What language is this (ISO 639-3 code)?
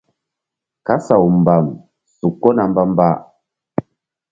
mdd